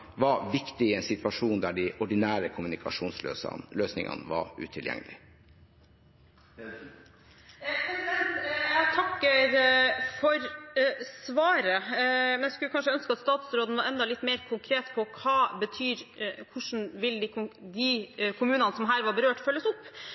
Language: Norwegian Bokmål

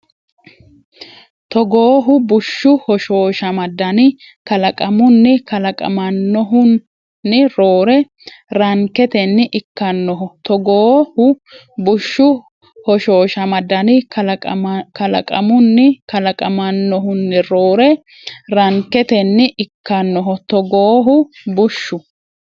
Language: Sidamo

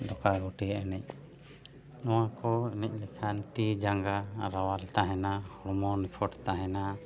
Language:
Santali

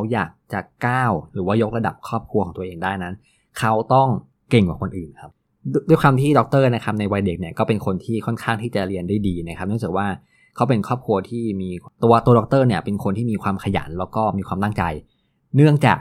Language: Thai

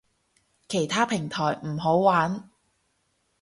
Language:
Cantonese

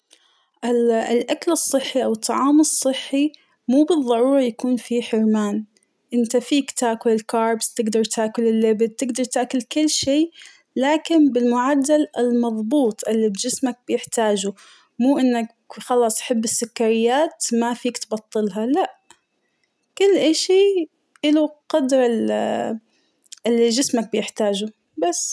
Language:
Hijazi Arabic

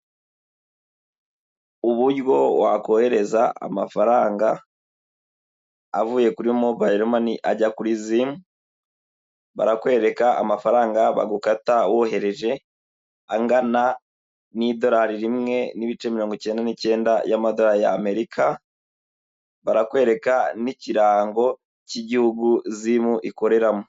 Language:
Kinyarwanda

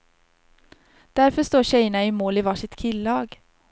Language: Swedish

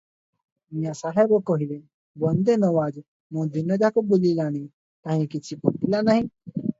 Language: Odia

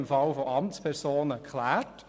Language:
Swiss German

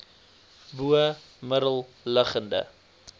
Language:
Afrikaans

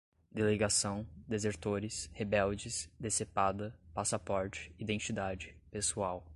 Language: Portuguese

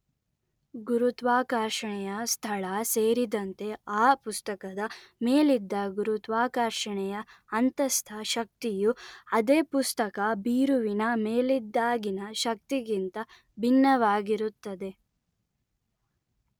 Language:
Kannada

